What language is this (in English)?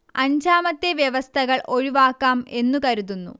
Malayalam